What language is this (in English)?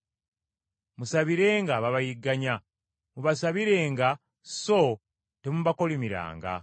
Ganda